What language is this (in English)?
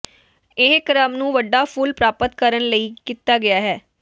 Punjabi